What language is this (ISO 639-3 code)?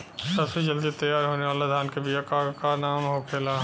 bho